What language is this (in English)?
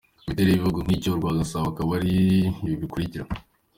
Kinyarwanda